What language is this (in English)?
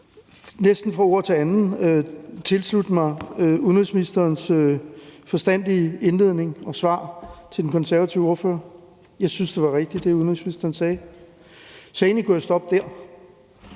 Danish